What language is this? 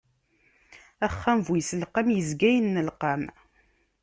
Kabyle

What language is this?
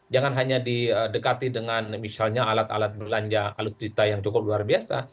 Indonesian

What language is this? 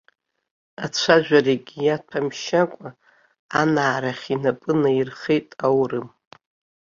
Abkhazian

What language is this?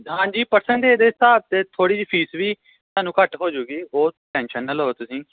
Punjabi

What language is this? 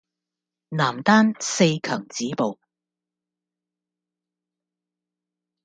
Cantonese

